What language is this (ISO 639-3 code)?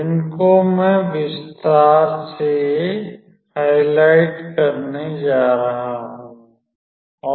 hin